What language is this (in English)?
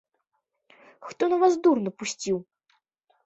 Belarusian